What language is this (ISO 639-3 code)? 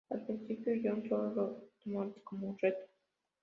spa